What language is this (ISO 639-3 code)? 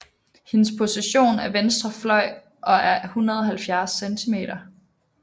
dan